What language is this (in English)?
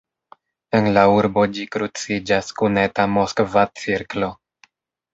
Esperanto